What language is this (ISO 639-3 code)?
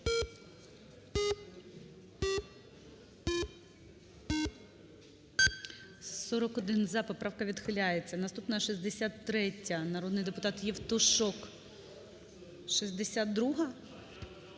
ukr